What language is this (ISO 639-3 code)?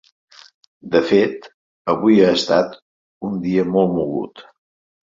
cat